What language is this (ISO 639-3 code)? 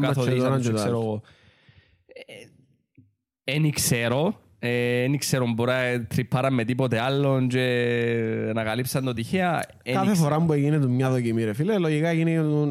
ell